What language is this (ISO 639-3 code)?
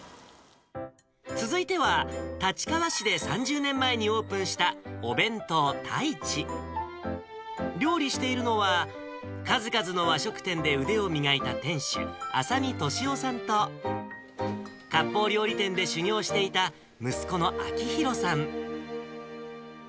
jpn